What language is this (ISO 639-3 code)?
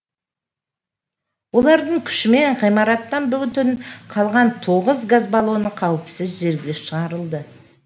kaz